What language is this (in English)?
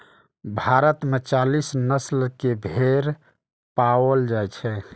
Maithili